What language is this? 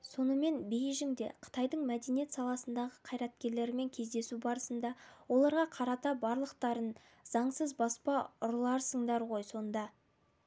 Kazakh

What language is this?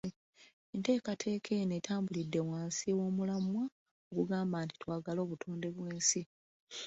Ganda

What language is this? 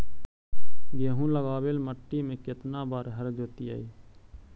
Magahi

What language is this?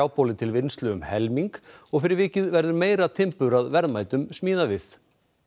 Icelandic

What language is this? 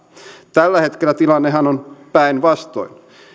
Finnish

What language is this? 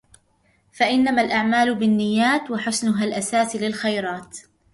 Arabic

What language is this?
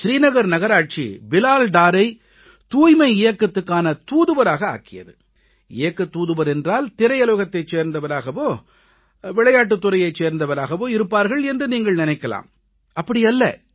Tamil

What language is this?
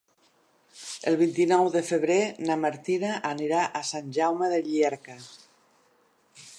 Catalan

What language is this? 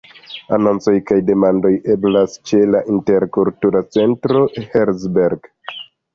Esperanto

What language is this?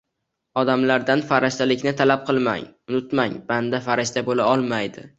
Uzbek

